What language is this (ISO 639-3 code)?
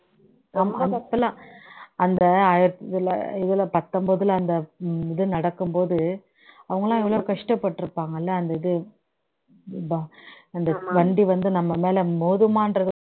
tam